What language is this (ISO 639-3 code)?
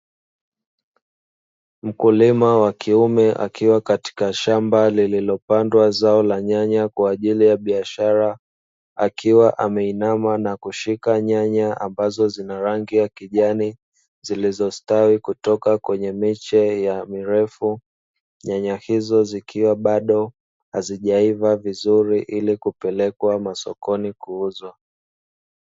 swa